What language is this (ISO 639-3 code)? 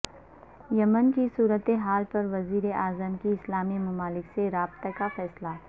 urd